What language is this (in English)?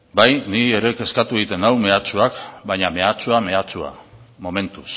Basque